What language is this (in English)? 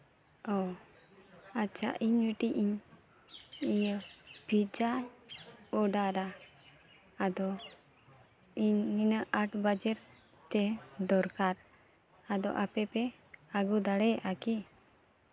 Santali